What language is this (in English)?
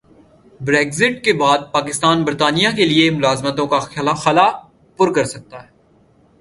Urdu